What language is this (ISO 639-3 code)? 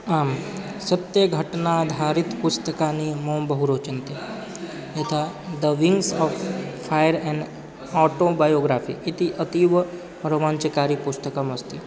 san